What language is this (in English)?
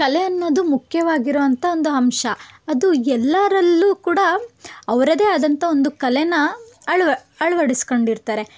Kannada